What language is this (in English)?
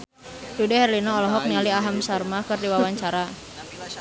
Sundanese